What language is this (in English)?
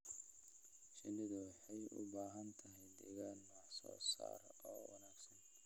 Somali